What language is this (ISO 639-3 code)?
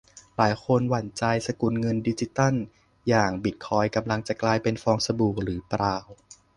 tha